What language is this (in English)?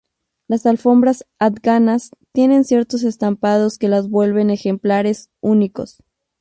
Spanish